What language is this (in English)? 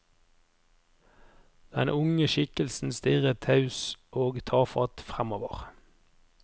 Norwegian